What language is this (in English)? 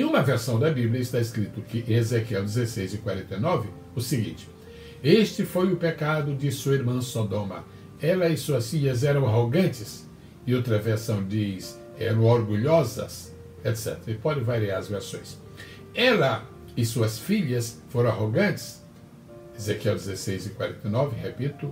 Portuguese